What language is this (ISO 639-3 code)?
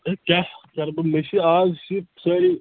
kas